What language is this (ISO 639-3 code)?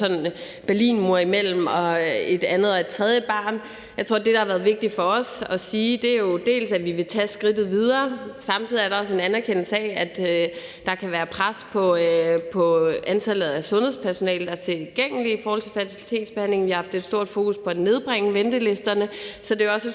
dan